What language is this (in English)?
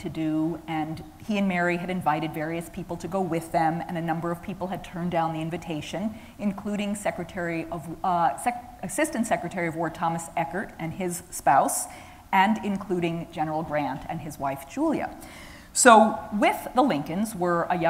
English